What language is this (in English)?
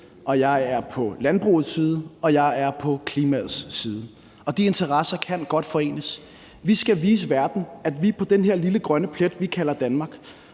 Danish